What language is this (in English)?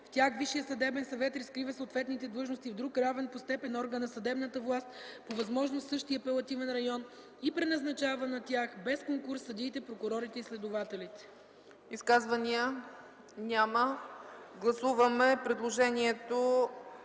Bulgarian